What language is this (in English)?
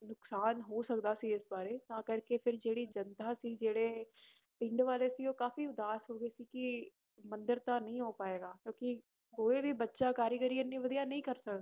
Punjabi